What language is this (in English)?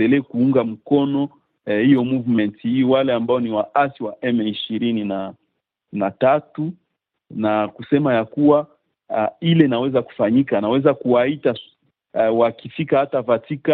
Swahili